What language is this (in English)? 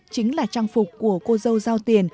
Vietnamese